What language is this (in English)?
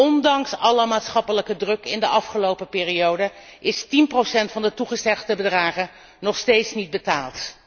Dutch